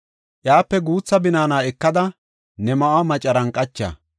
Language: Gofa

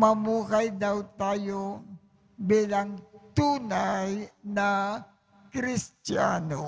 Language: Filipino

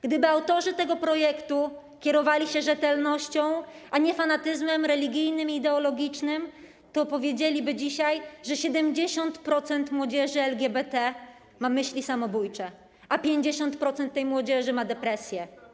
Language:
Polish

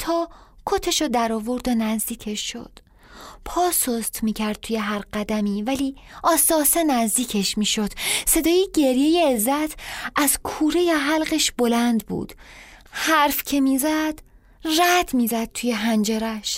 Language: Persian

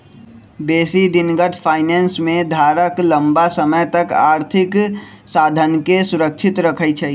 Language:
Magahi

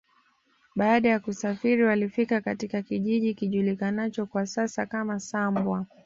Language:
Swahili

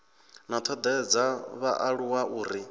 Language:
Venda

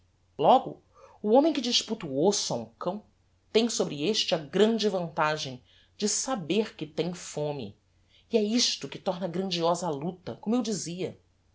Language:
Portuguese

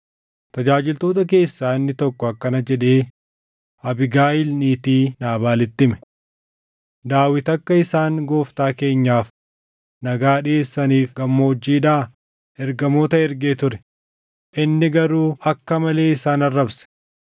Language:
Oromo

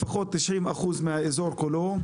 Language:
Hebrew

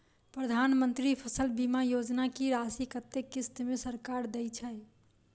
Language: Maithili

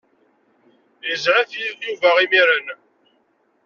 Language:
Kabyle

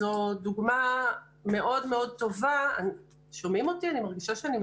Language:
Hebrew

